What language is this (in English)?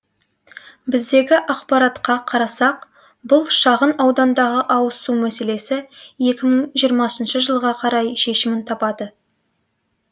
Kazakh